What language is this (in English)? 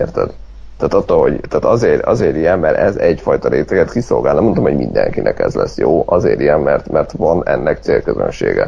Hungarian